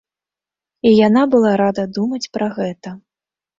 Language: Belarusian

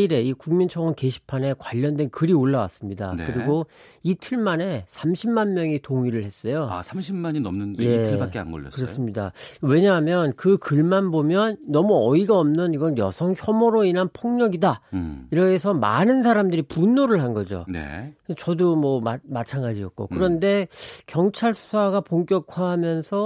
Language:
Korean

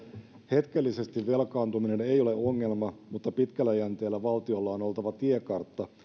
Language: Finnish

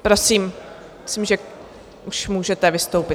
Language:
Czech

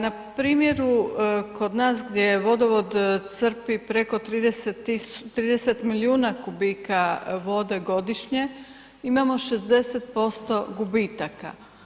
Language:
Croatian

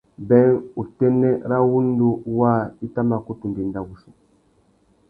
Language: Tuki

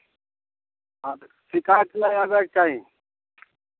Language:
Maithili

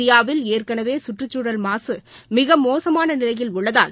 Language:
Tamil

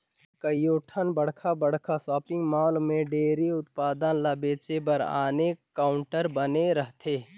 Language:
Chhattisgarhi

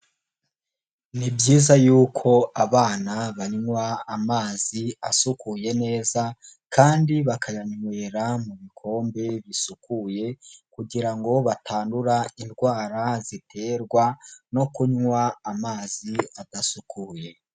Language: Kinyarwanda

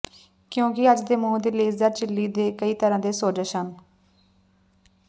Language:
Punjabi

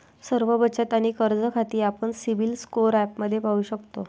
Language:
Marathi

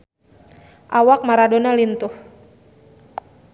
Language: Sundanese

